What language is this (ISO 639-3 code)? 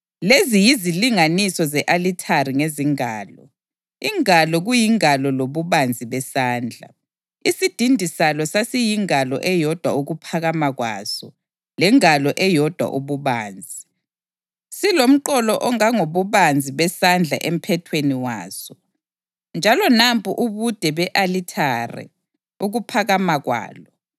nde